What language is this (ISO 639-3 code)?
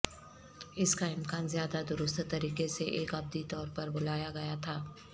urd